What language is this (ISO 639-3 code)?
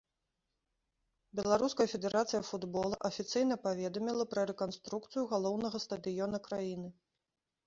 bel